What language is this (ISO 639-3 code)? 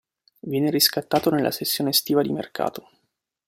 ita